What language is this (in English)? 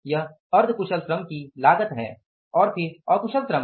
Hindi